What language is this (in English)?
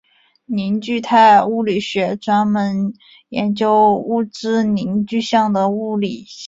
Chinese